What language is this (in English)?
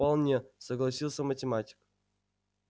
Russian